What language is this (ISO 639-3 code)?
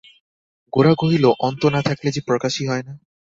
ben